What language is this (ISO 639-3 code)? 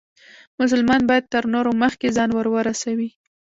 pus